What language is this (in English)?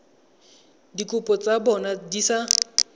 Tswana